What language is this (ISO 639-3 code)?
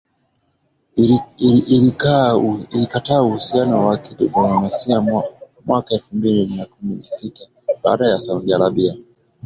swa